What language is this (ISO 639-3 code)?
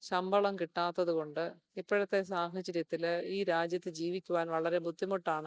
mal